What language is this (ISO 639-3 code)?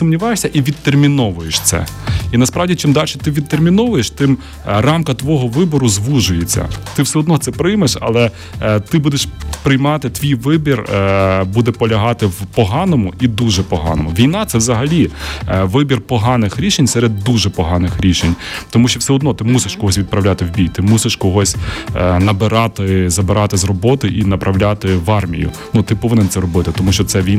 ukr